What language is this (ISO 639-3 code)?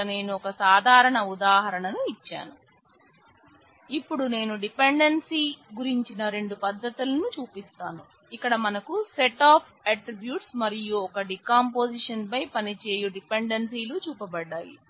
tel